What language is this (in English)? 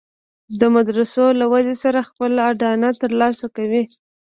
Pashto